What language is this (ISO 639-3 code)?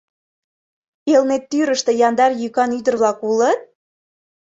chm